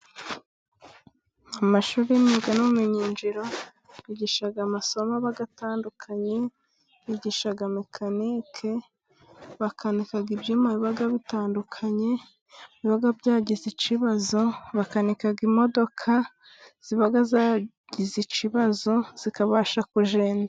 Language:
Kinyarwanda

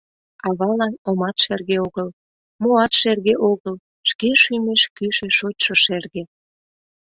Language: Mari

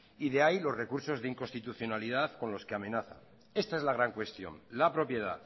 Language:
Spanish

